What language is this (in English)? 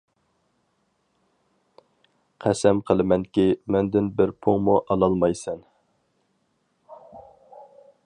Uyghur